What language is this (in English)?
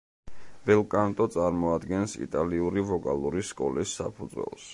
Georgian